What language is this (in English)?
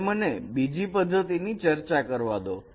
Gujarati